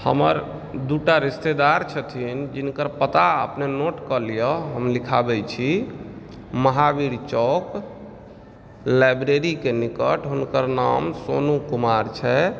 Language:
Maithili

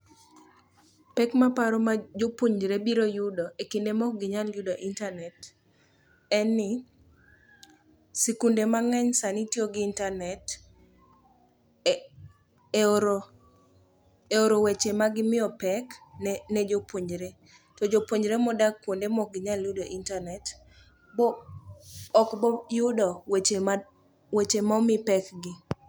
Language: Luo (Kenya and Tanzania)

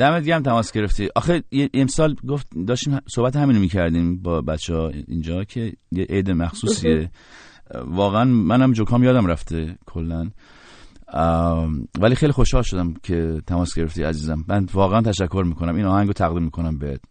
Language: Persian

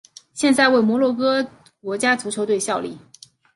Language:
Chinese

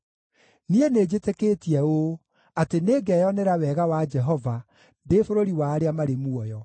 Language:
Kikuyu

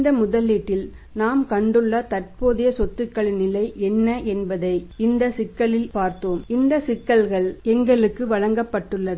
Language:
Tamil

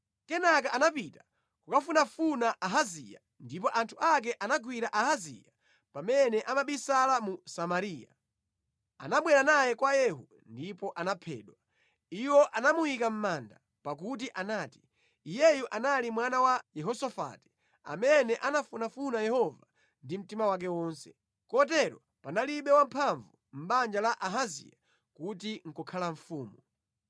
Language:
Nyanja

